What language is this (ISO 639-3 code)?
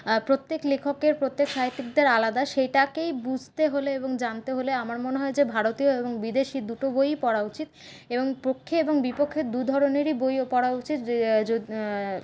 ben